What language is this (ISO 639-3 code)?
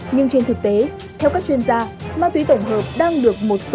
vie